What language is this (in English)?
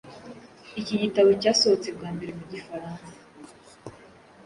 Kinyarwanda